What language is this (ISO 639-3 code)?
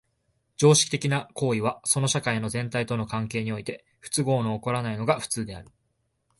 jpn